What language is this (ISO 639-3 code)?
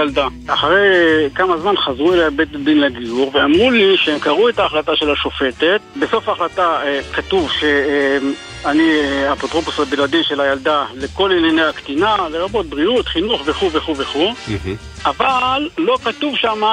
heb